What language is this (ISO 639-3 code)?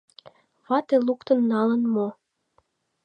chm